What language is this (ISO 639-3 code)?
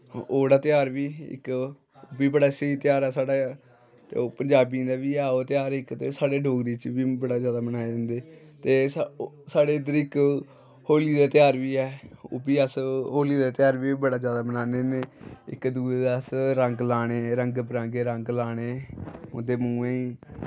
doi